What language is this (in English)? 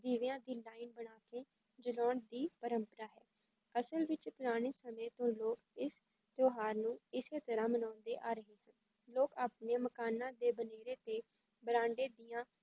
Punjabi